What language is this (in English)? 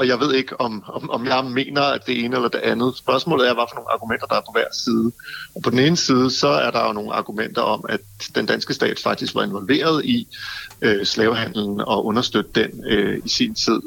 Danish